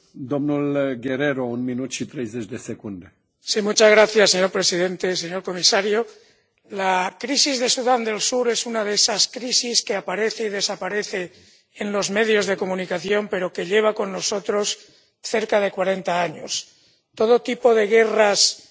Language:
Spanish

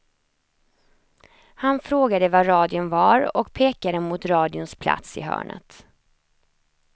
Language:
Swedish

